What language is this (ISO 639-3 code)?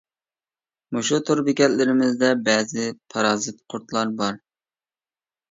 uig